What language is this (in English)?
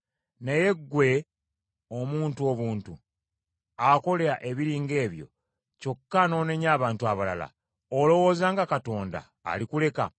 Ganda